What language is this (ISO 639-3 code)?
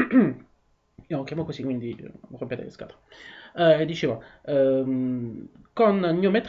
ita